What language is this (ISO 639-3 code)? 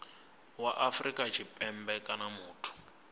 ven